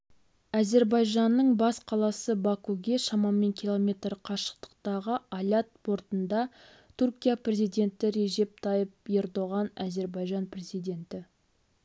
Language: Kazakh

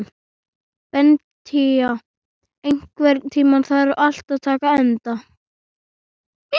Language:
Icelandic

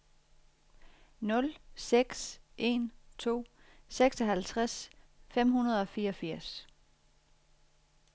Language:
Danish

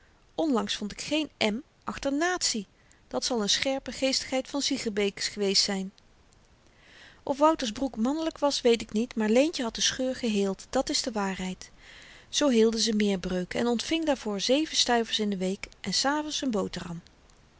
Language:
Dutch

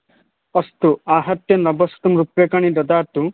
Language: Sanskrit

